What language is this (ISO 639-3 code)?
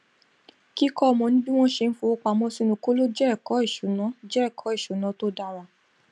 yor